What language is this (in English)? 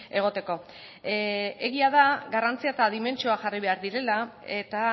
Basque